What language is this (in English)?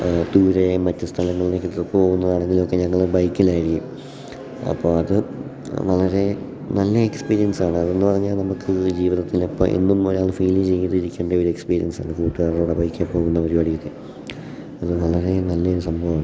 Malayalam